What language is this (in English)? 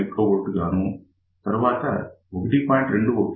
Telugu